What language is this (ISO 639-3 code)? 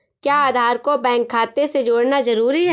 hin